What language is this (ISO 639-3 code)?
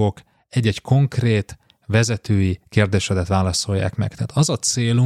hun